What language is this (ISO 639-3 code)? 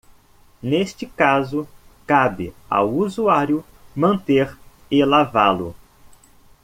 por